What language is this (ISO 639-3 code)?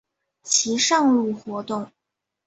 zho